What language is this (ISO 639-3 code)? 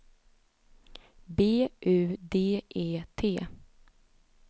swe